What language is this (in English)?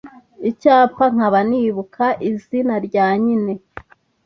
Kinyarwanda